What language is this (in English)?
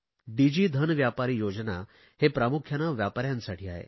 Marathi